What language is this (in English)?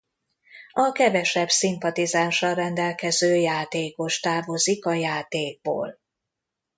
Hungarian